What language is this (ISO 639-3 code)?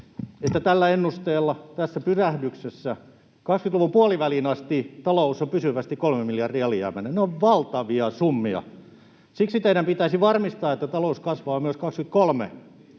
fin